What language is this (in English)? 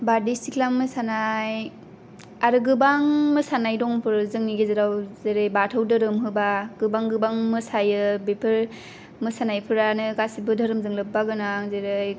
Bodo